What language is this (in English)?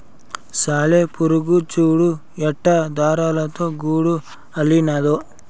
Telugu